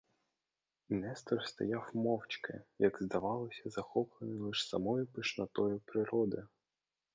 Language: Ukrainian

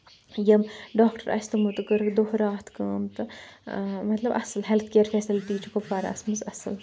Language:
Kashmiri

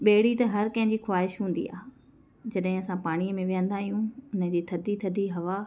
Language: Sindhi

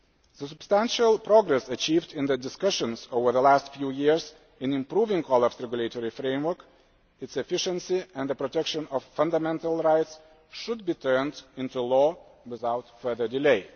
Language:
English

